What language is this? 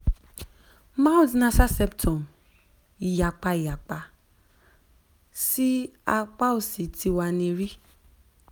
Yoruba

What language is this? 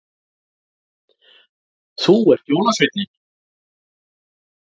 Icelandic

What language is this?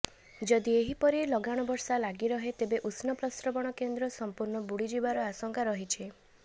Odia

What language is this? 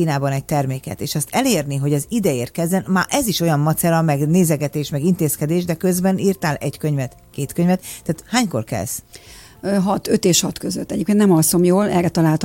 Hungarian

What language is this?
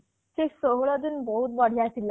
Odia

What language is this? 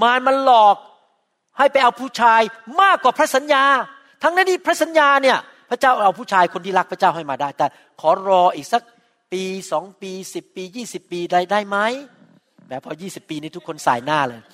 Thai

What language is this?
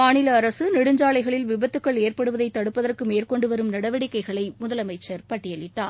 Tamil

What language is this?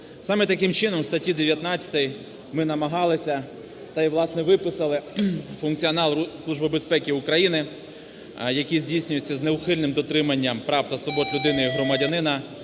Ukrainian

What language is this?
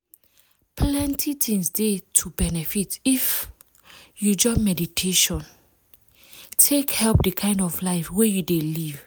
Nigerian Pidgin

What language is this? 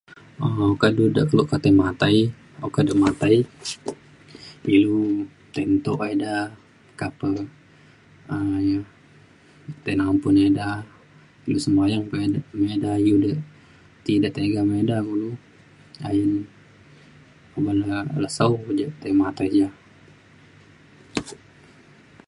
Mainstream Kenyah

